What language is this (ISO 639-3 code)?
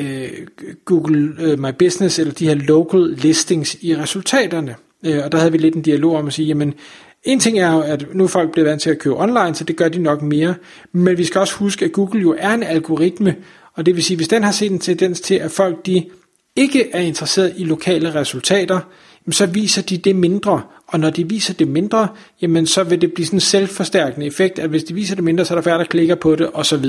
dan